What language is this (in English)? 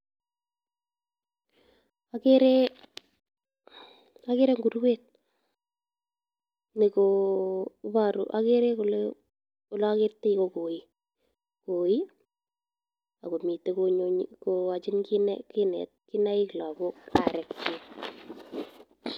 Kalenjin